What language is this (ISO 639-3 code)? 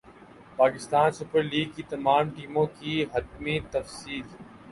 urd